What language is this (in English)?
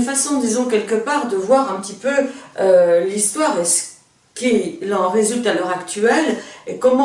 French